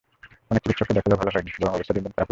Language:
Bangla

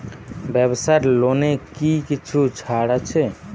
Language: Bangla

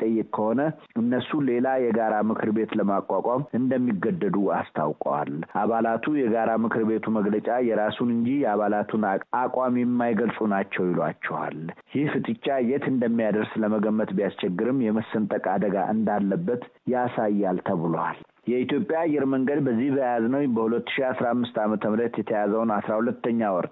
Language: Amharic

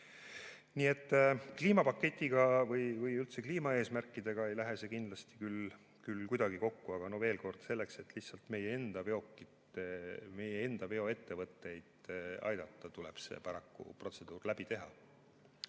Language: Estonian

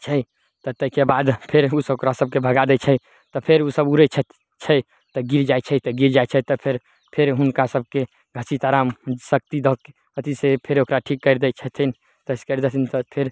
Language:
Maithili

